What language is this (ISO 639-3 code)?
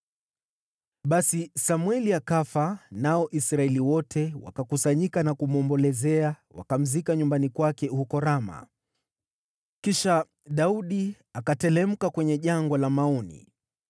swa